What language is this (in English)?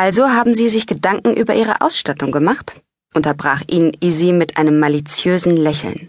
German